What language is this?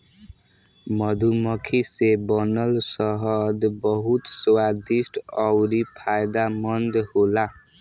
Bhojpuri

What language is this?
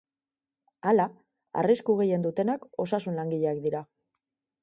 Basque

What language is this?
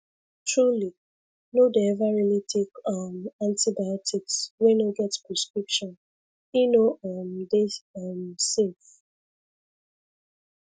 Nigerian Pidgin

